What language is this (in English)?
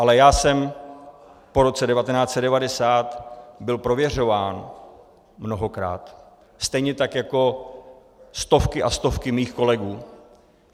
Czech